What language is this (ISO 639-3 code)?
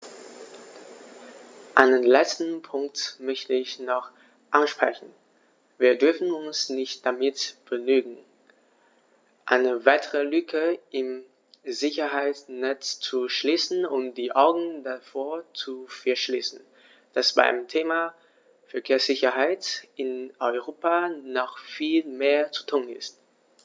deu